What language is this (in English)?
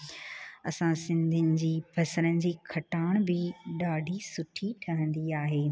Sindhi